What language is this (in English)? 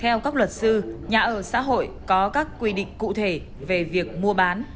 Vietnamese